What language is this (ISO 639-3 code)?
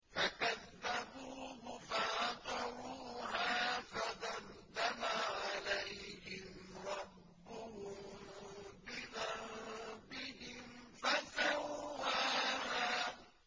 ara